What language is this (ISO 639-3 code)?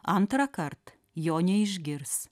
lit